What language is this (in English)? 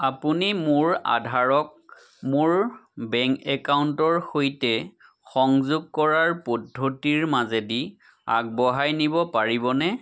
Assamese